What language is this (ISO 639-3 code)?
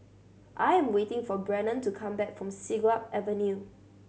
eng